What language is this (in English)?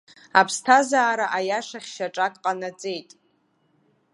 Abkhazian